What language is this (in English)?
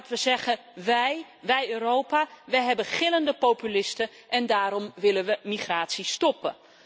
Dutch